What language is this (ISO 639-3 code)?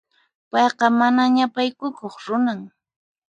qxp